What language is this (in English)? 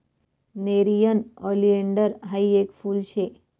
Marathi